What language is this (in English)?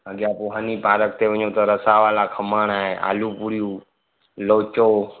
Sindhi